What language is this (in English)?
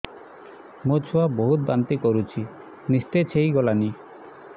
Odia